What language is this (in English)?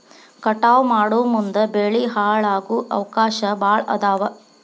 Kannada